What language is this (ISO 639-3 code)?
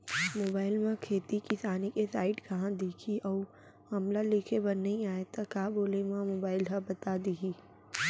hne